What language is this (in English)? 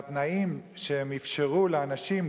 Hebrew